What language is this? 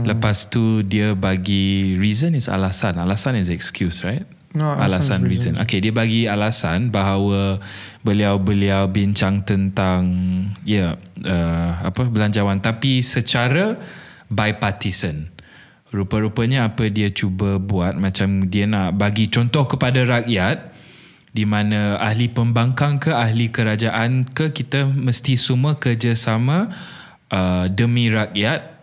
Malay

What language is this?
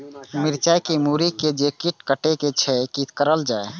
Maithili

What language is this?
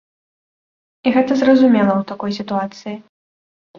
Belarusian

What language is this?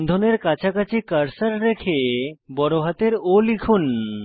Bangla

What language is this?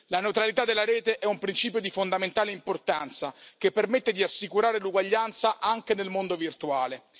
Italian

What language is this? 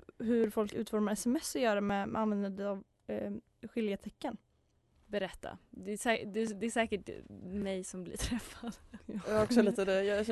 Swedish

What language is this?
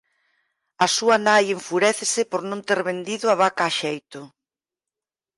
Galician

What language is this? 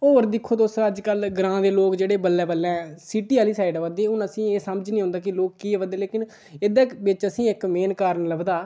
Dogri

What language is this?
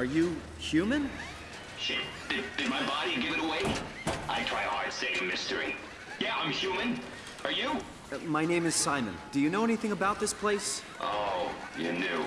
Portuguese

